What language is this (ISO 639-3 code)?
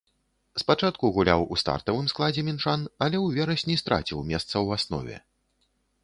bel